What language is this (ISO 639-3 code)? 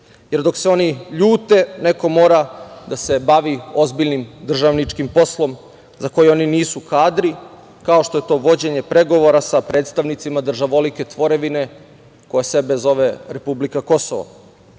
srp